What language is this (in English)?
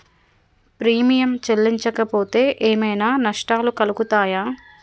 Telugu